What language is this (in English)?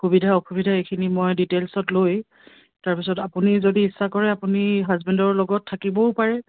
Assamese